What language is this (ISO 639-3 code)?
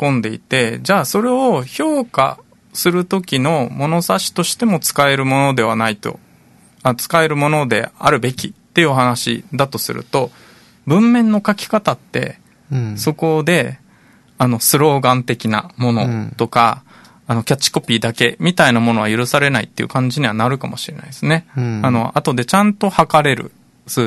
jpn